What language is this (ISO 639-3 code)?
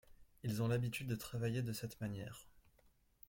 fra